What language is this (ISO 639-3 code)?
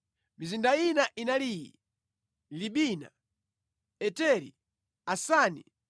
nya